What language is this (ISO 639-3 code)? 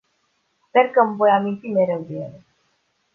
ron